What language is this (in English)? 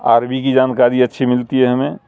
Urdu